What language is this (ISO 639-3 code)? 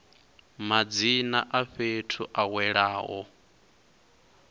ven